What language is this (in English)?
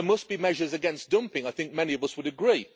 English